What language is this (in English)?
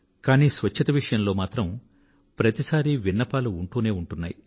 Telugu